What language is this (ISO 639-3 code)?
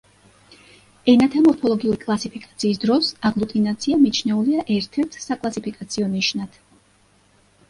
kat